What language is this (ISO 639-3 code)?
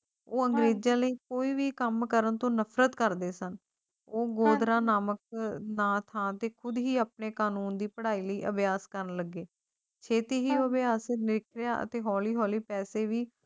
pan